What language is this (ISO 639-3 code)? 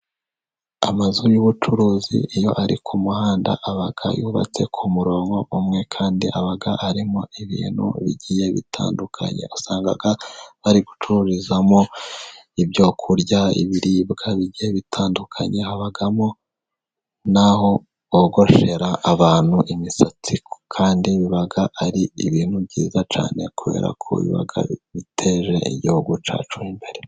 kin